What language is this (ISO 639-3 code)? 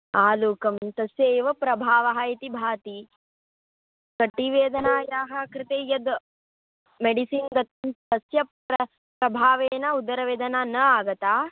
san